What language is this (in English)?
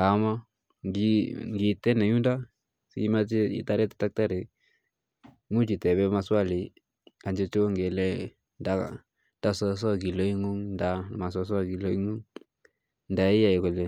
Kalenjin